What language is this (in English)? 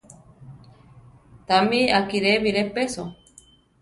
Central Tarahumara